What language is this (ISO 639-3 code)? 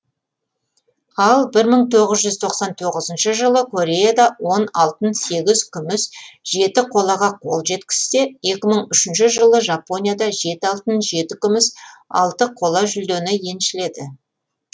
kaz